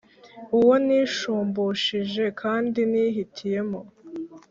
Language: Kinyarwanda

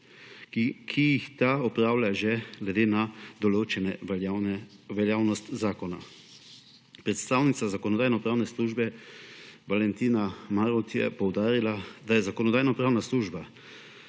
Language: Slovenian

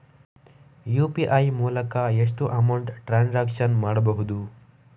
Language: Kannada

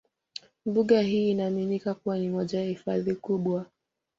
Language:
Swahili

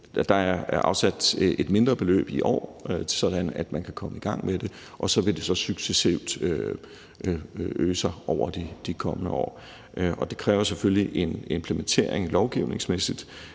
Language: Danish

